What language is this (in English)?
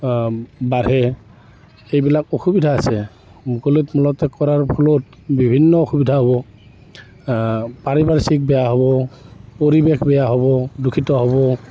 Assamese